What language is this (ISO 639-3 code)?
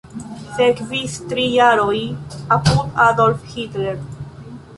epo